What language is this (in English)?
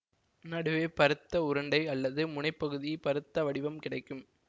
Tamil